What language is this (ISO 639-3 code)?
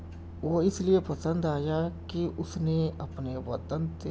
urd